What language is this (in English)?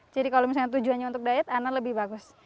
Indonesian